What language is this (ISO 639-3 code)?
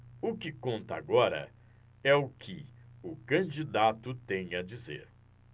por